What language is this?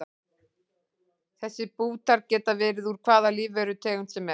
Icelandic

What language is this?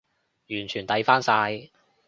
Cantonese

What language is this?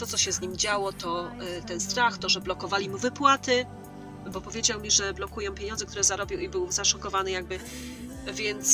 Polish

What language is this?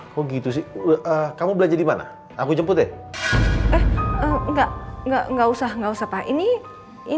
Indonesian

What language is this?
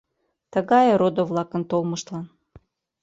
Mari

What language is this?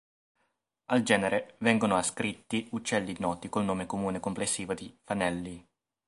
Italian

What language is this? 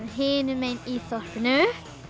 Icelandic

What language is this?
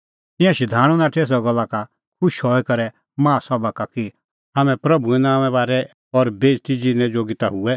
Kullu Pahari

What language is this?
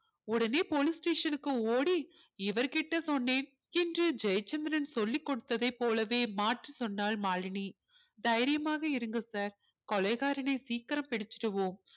Tamil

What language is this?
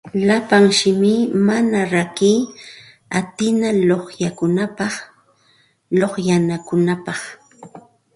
Santa Ana de Tusi Pasco Quechua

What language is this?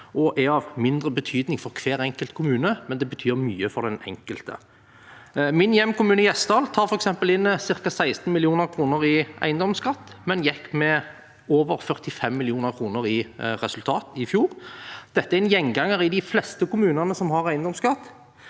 Norwegian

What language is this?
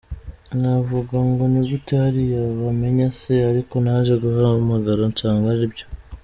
Kinyarwanda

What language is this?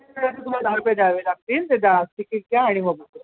Marathi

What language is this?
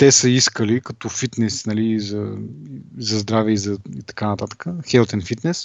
Bulgarian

